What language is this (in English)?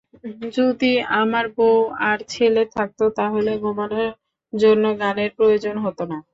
Bangla